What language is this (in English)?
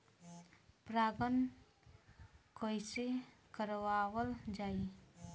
Bhojpuri